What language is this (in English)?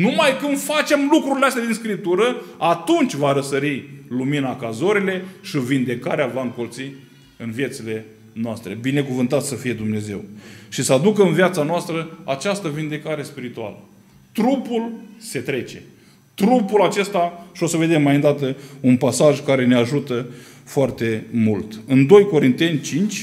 Romanian